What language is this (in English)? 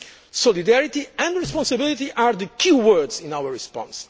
English